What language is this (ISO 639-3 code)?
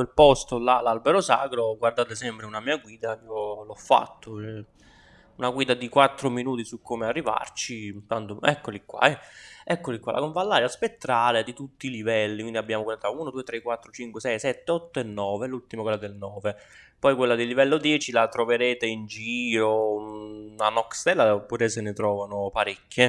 ita